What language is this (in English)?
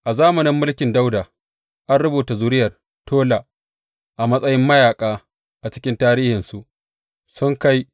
Hausa